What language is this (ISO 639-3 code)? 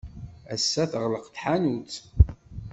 kab